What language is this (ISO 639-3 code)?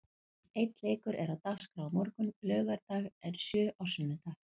isl